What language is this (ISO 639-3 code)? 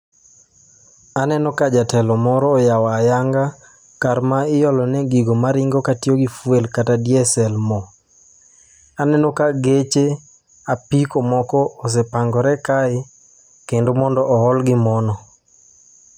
luo